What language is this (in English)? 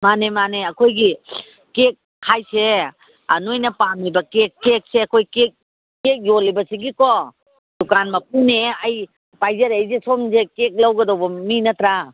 Manipuri